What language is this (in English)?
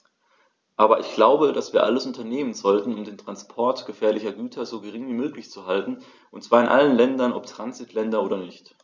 German